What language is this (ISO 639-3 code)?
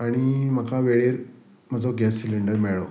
kok